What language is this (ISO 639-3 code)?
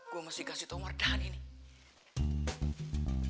ind